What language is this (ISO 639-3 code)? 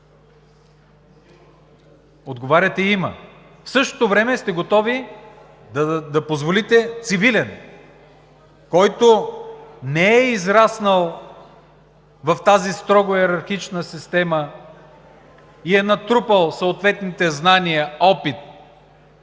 bul